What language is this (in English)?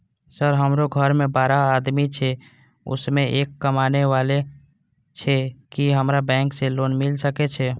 Maithili